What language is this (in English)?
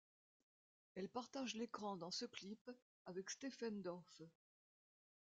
French